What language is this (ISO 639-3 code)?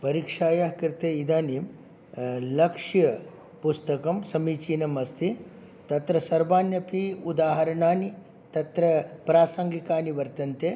san